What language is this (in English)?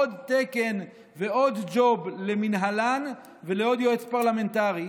Hebrew